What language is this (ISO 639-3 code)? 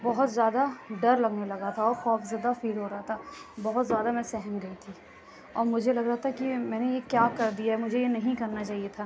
urd